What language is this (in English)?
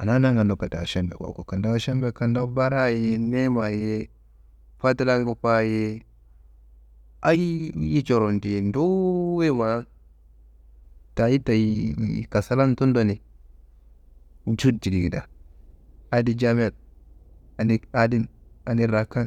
Kanembu